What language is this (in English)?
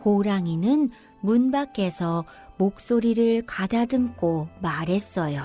Korean